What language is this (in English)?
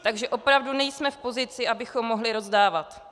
Czech